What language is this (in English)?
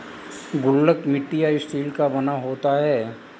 Hindi